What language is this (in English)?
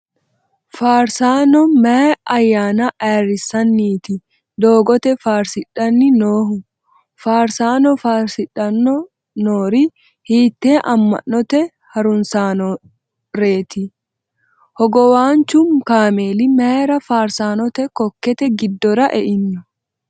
Sidamo